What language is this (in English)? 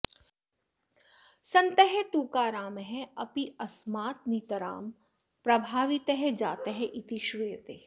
Sanskrit